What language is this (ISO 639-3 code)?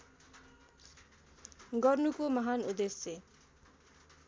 nep